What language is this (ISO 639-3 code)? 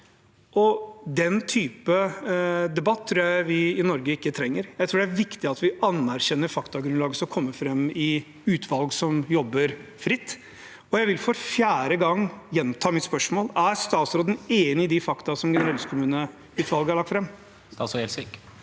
nor